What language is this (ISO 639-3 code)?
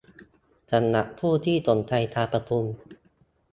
tha